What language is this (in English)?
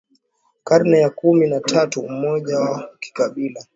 Swahili